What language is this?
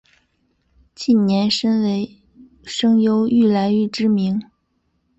Chinese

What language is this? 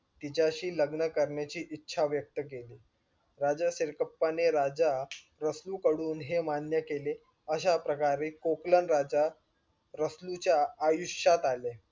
Marathi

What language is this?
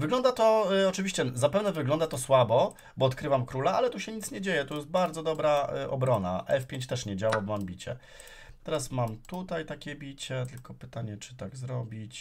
Polish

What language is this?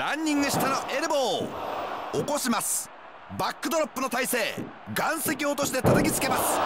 Japanese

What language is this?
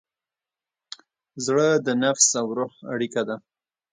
Pashto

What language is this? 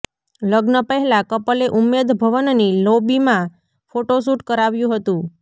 Gujarati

